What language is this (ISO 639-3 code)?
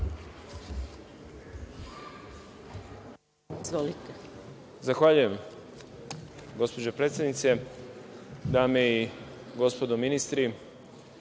srp